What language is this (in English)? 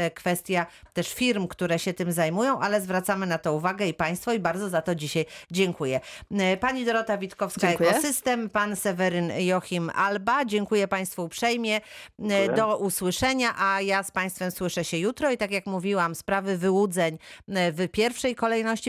Polish